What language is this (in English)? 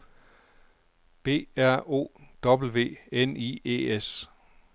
Danish